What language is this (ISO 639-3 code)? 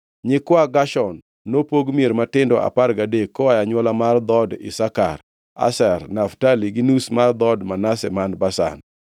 luo